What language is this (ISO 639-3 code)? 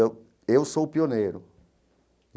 por